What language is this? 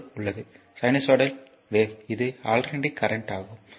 Tamil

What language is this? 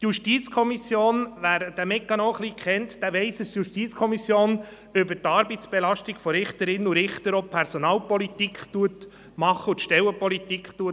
Swiss German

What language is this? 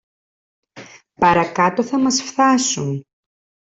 Greek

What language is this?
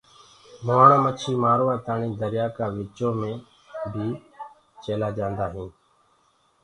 Gurgula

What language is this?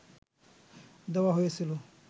Bangla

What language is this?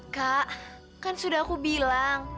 Indonesian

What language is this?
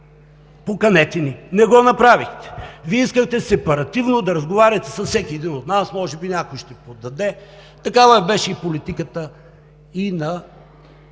Bulgarian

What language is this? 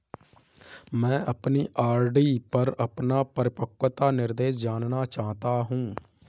Hindi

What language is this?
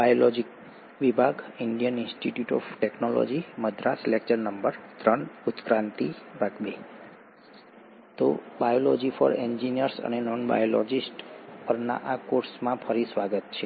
Gujarati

